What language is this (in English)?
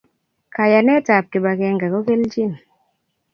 Kalenjin